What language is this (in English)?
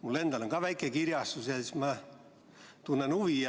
Estonian